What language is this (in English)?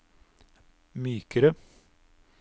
Norwegian